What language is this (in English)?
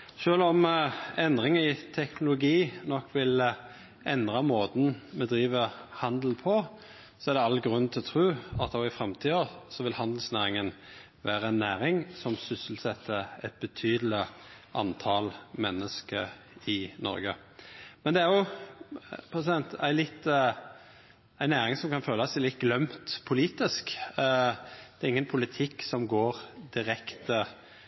Norwegian Nynorsk